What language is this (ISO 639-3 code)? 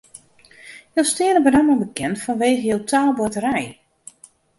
fry